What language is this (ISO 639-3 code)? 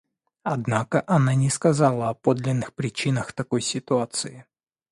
rus